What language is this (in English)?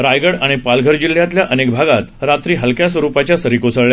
Marathi